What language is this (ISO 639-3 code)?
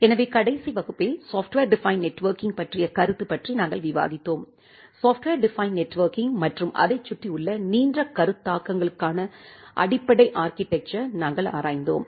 tam